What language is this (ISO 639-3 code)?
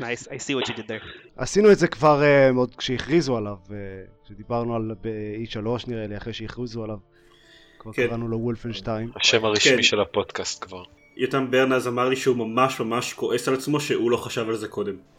heb